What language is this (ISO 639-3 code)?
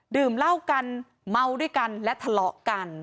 tha